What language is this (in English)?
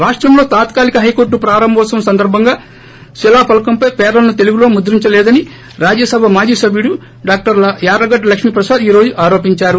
Telugu